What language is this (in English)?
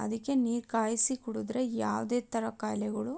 Kannada